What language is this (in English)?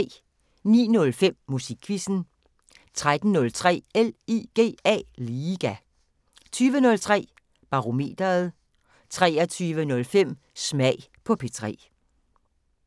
Danish